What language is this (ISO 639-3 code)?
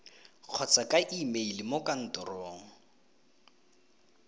tsn